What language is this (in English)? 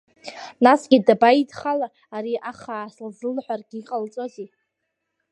Abkhazian